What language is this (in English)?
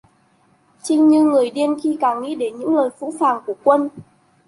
Vietnamese